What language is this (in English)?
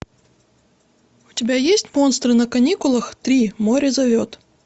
Russian